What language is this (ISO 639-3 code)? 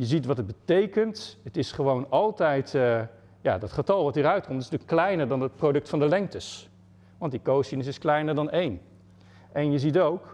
nld